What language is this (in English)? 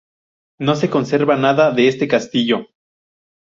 Spanish